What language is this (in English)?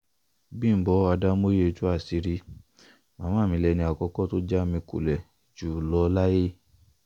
Yoruba